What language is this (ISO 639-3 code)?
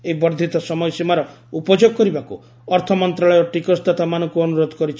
ori